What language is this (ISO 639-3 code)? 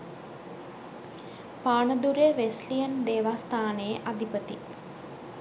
sin